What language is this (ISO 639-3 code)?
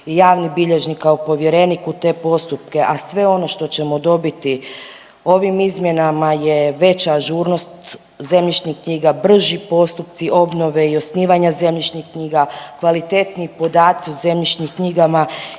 hrv